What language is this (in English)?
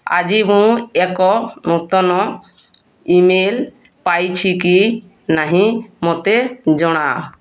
Odia